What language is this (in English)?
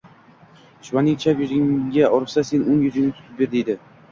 Uzbek